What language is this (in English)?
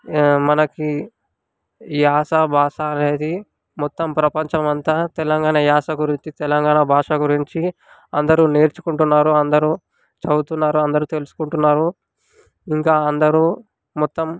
Telugu